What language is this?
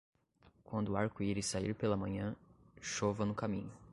Portuguese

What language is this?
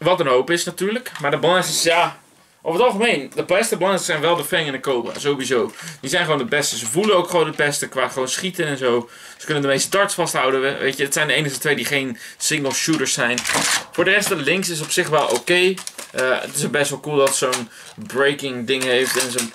Dutch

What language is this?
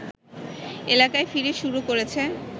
Bangla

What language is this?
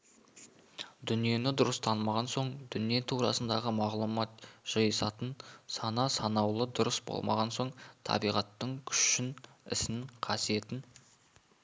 Kazakh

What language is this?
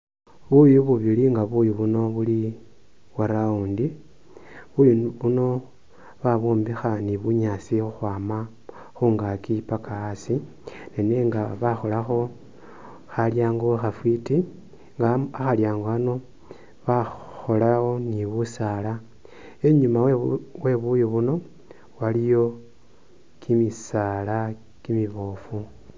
Masaaba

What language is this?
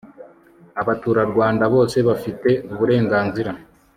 Kinyarwanda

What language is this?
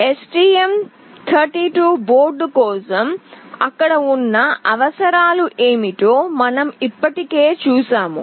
Telugu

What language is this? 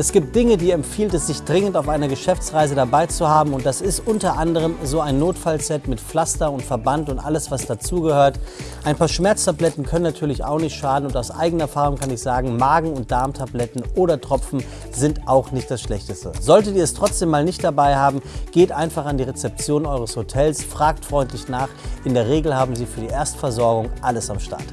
German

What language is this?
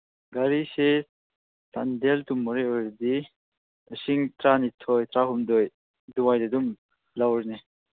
Manipuri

